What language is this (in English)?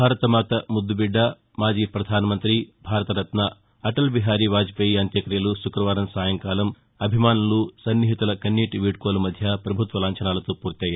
Telugu